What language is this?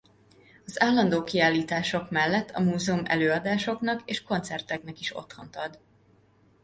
Hungarian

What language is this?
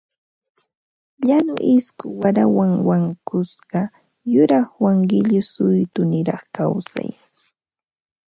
Ambo-Pasco Quechua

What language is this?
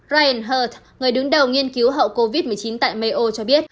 Vietnamese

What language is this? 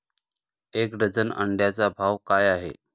Marathi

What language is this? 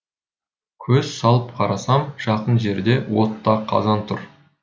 Kazakh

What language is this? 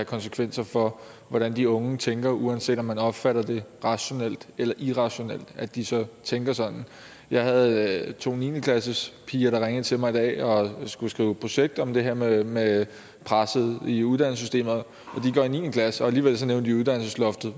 Danish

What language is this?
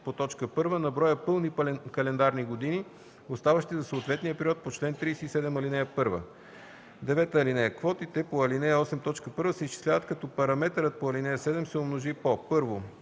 Bulgarian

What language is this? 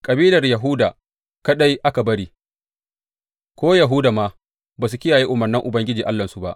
Hausa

